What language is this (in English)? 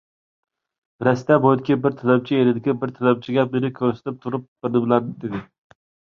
Uyghur